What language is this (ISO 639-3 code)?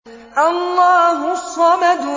ara